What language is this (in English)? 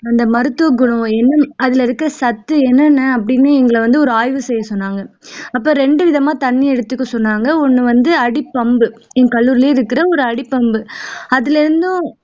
Tamil